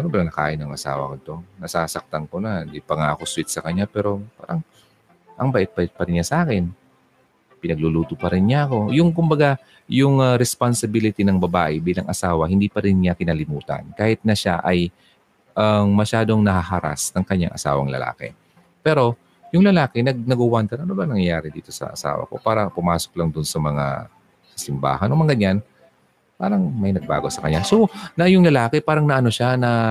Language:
Filipino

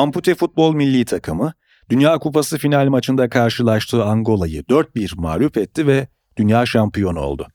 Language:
Turkish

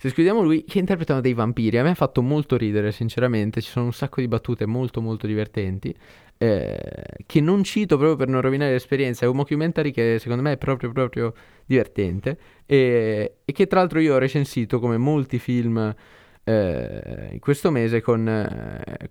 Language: Italian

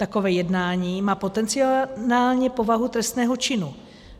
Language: Czech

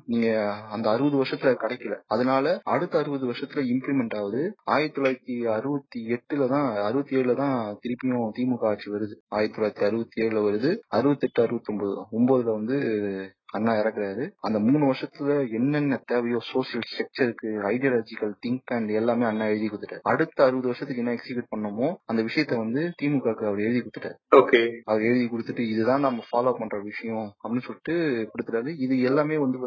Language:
Tamil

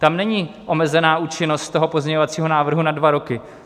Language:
Czech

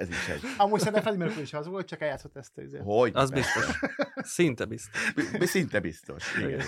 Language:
Hungarian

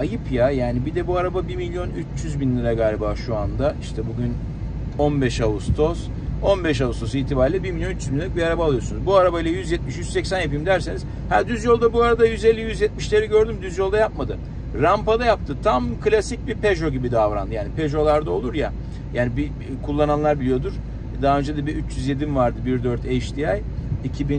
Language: Turkish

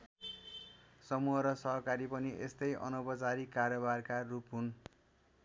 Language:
Nepali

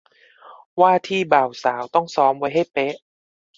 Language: Thai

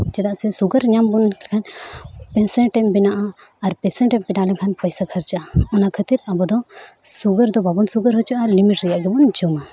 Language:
Santali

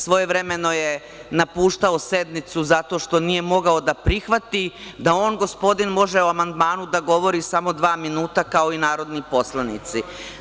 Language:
Serbian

